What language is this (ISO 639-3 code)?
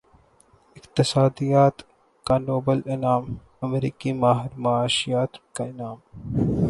urd